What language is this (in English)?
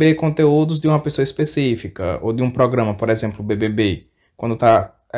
Portuguese